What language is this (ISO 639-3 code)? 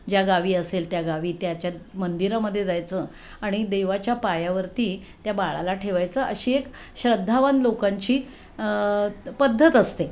mar